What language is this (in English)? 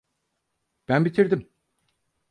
Turkish